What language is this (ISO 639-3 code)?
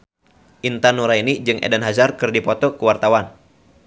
sun